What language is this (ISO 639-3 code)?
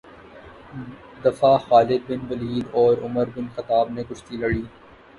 urd